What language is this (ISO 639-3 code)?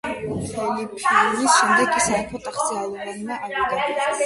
kat